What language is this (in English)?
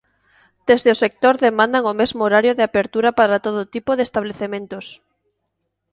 Galician